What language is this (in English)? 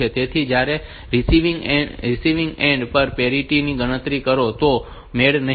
Gujarati